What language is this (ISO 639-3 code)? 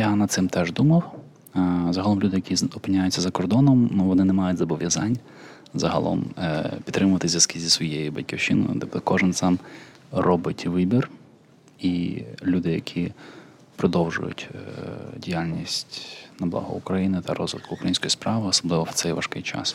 ukr